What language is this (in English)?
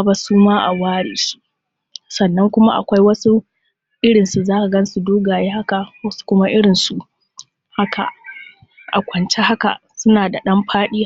Hausa